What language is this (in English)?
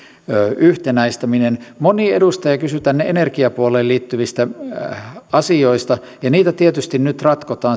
Finnish